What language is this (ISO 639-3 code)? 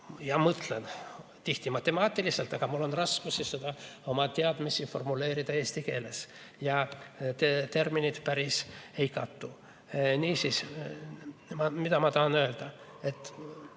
est